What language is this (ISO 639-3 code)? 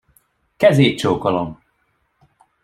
hun